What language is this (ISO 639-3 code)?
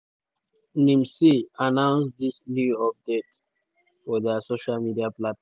pcm